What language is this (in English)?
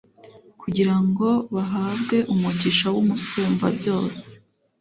Kinyarwanda